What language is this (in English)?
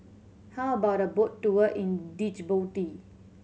English